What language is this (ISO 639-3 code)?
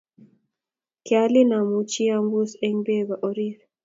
kln